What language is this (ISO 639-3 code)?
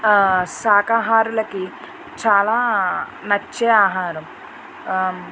tel